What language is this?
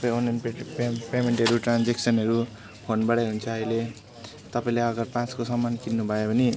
Nepali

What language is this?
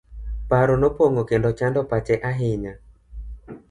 Luo (Kenya and Tanzania)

